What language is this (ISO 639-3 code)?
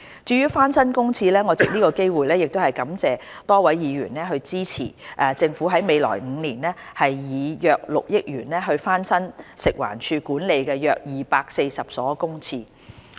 yue